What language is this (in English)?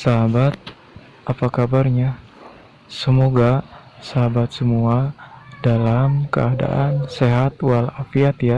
Indonesian